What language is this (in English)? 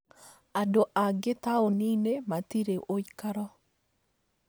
Kikuyu